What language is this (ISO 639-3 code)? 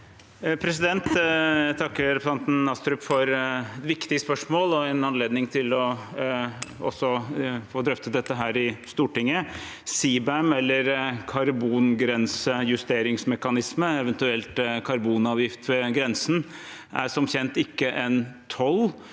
nor